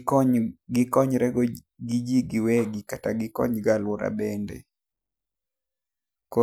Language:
Luo (Kenya and Tanzania)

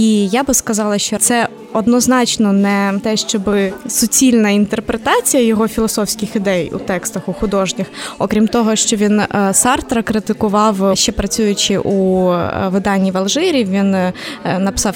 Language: Ukrainian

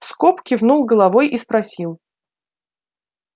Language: Russian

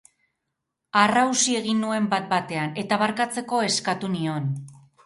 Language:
Basque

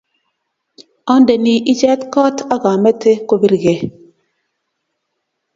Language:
Kalenjin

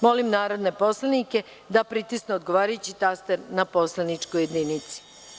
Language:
Serbian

